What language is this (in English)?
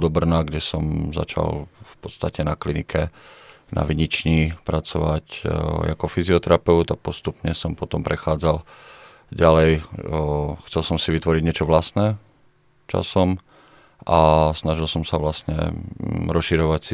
Czech